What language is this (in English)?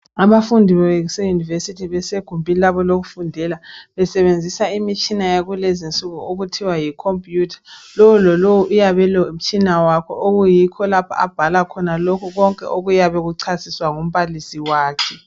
North Ndebele